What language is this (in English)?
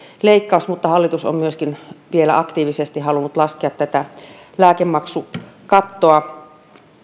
Finnish